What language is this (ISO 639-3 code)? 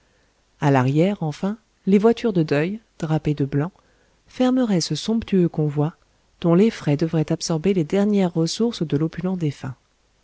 fra